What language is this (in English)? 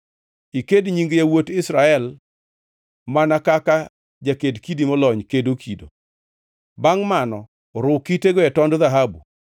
Luo (Kenya and Tanzania)